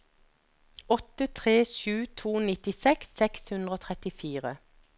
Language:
Norwegian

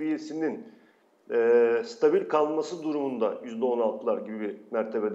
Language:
Turkish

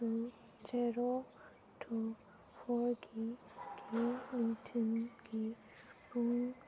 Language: Manipuri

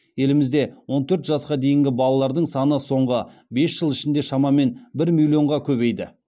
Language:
Kazakh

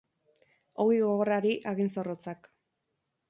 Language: Basque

